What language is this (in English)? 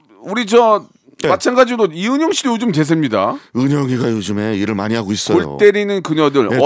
Korean